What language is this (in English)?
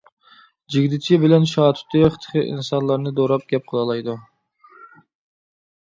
Uyghur